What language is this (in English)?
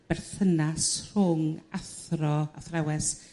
Welsh